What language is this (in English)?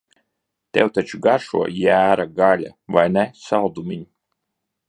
Latvian